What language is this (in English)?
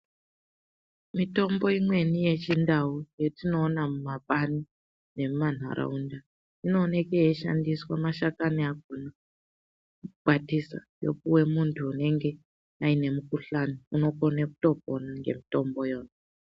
Ndau